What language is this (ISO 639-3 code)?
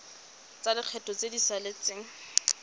tsn